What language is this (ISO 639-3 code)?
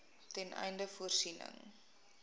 afr